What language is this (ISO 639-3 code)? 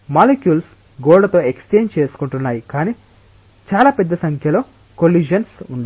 tel